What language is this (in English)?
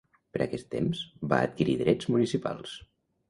Catalan